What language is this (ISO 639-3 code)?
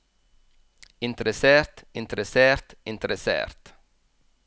nor